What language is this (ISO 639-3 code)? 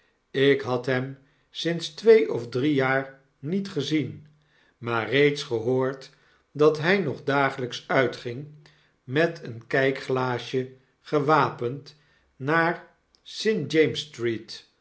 nld